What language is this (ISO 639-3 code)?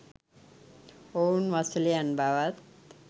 sin